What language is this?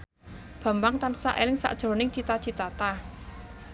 Javanese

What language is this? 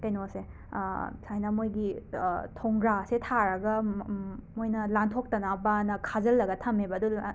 Manipuri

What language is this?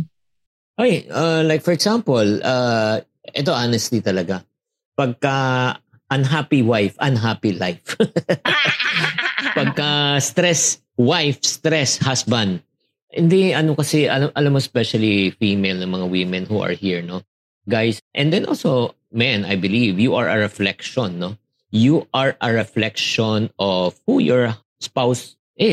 Filipino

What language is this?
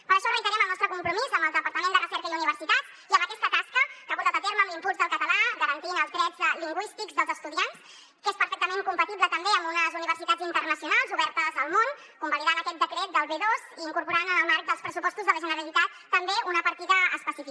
Catalan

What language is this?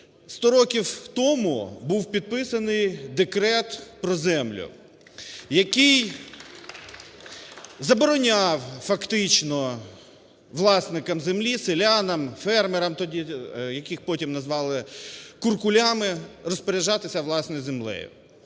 Ukrainian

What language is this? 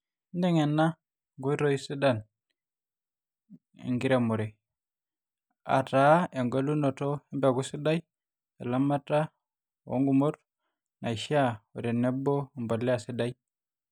Masai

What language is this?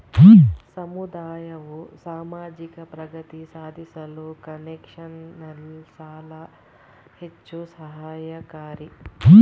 Kannada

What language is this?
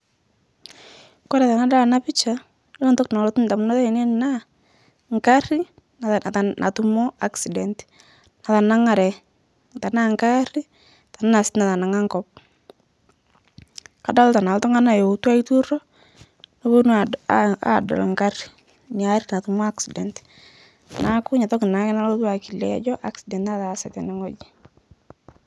Masai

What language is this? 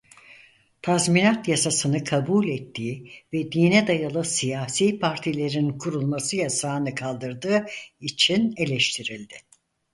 Turkish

